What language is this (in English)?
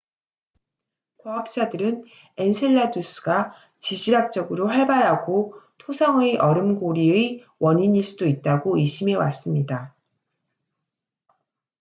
Korean